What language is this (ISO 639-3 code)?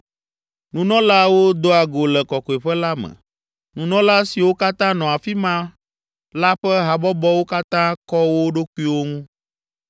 ewe